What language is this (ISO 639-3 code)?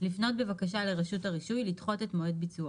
heb